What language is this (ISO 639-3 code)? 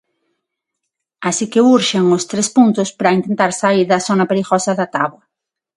glg